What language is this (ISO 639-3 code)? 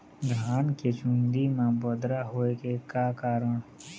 hne